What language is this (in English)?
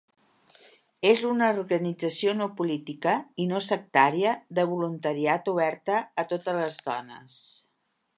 Catalan